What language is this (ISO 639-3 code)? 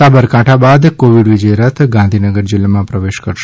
guj